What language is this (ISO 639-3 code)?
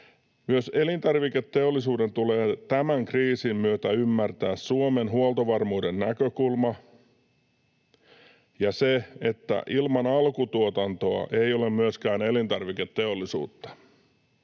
fin